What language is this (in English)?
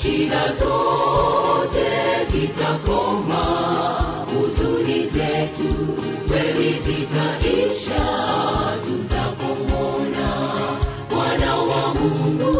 Swahili